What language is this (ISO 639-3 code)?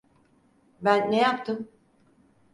tur